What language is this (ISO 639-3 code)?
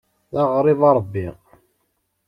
kab